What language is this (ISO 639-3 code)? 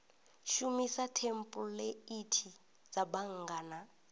ven